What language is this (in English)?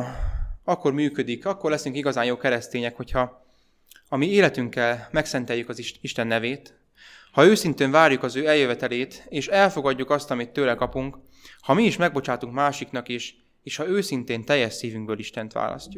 Hungarian